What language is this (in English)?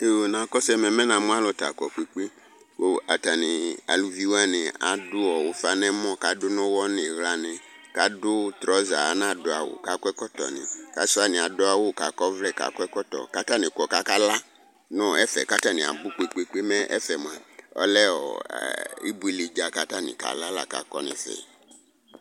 Ikposo